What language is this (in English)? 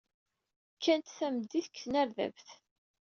Kabyle